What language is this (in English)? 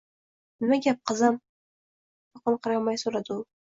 Uzbek